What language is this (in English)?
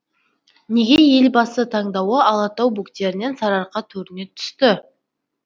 Kazakh